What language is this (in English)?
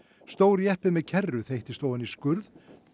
Icelandic